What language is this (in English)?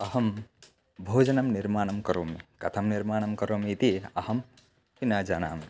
Sanskrit